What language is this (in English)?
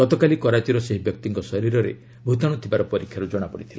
Odia